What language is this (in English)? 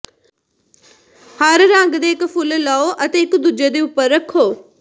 Punjabi